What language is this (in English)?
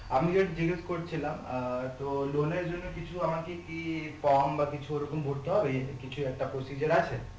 Bangla